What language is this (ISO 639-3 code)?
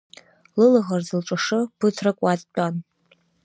abk